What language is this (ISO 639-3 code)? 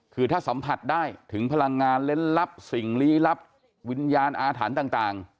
tha